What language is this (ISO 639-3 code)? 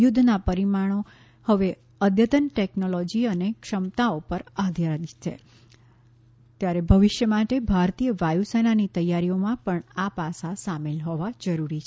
guj